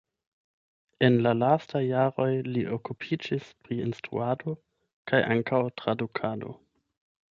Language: Esperanto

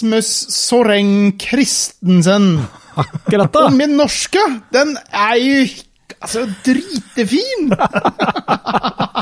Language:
Swedish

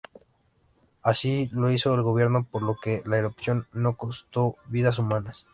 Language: Spanish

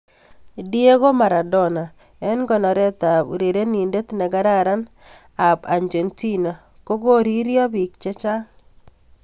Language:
Kalenjin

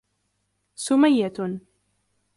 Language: Arabic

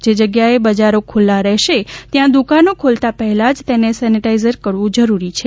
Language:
Gujarati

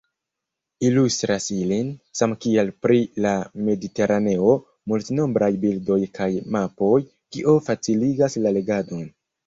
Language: Esperanto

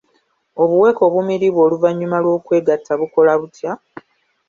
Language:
Ganda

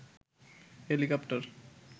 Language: Bangla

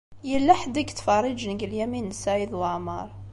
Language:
Kabyle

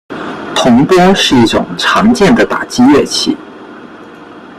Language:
Chinese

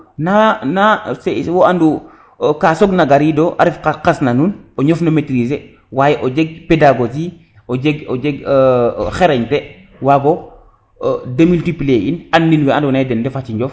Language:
Serer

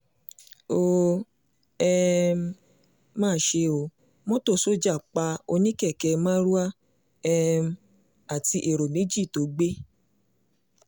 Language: Yoruba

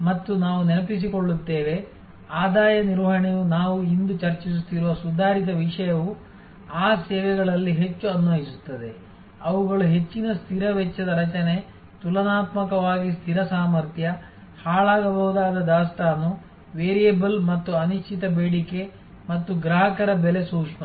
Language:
Kannada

